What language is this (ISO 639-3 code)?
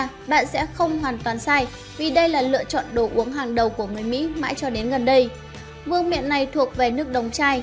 vie